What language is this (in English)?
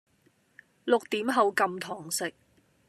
Cantonese